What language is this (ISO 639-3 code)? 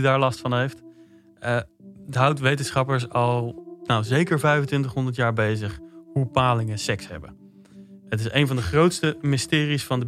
nld